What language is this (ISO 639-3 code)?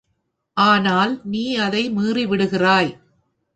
tam